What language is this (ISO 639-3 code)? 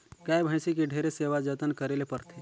hne